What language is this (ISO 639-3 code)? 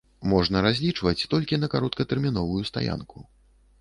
bel